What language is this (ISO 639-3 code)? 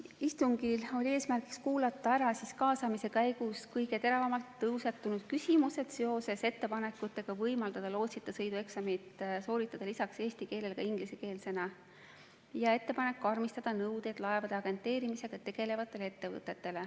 est